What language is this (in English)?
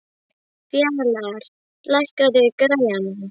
Icelandic